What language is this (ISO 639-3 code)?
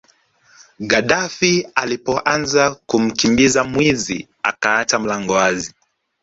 swa